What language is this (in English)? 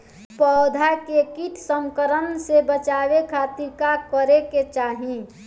Bhojpuri